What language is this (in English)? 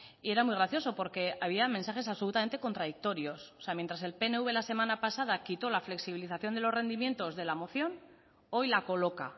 Spanish